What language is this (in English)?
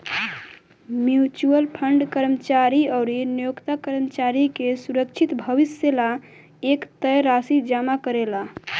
Bhojpuri